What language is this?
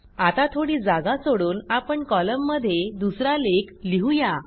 Marathi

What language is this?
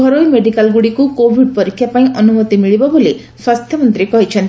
Odia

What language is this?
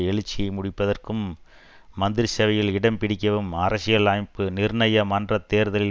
Tamil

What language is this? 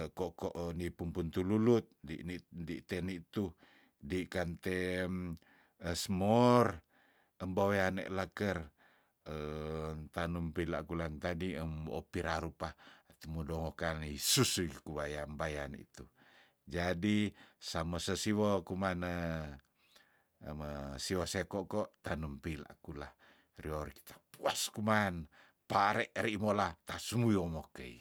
Tondano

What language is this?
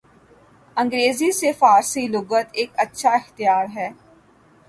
Urdu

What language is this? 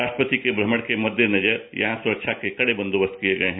Hindi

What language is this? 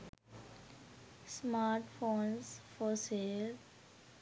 Sinhala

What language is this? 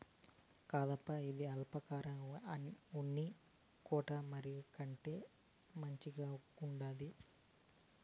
Telugu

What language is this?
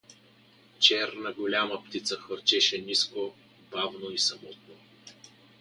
Bulgarian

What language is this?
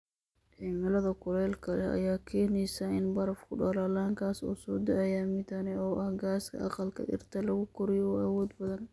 Somali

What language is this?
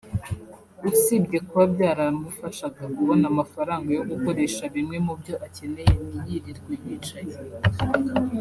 Kinyarwanda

